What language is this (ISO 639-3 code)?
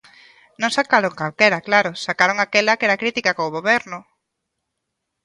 glg